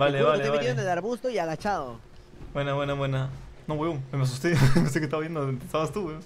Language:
Spanish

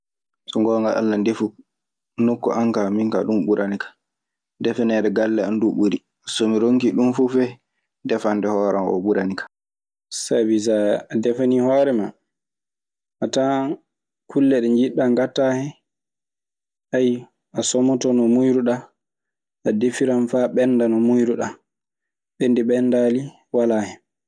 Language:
Maasina Fulfulde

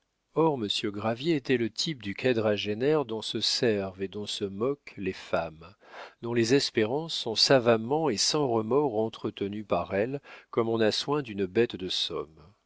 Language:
French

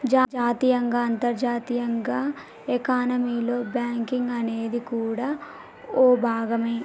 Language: Telugu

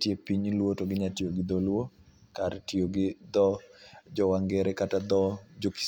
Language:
Luo (Kenya and Tanzania)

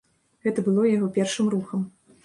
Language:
Belarusian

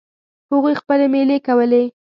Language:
Pashto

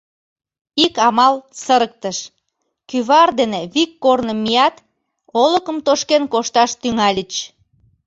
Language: Mari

